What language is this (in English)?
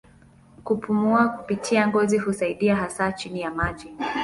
Swahili